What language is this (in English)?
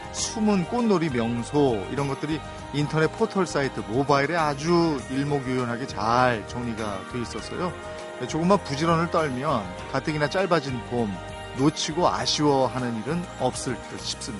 Korean